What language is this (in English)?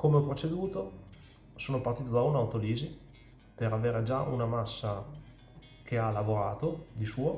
Italian